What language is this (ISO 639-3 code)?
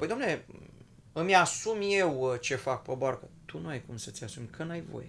ron